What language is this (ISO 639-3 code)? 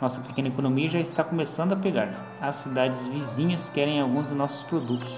por